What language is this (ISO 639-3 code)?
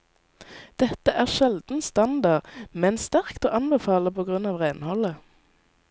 nor